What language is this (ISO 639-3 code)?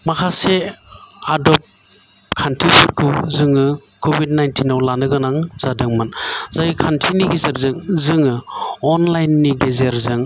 brx